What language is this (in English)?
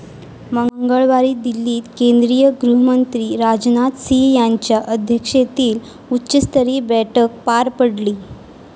Marathi